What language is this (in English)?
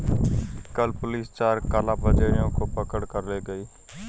Hindi